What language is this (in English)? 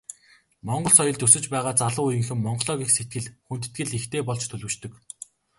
Mongolian